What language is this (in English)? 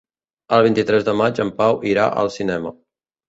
Catalan